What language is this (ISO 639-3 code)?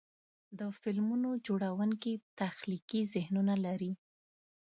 pus